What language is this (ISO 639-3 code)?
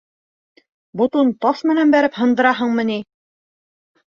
bak